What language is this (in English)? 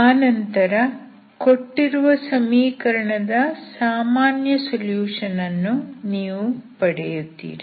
Kannada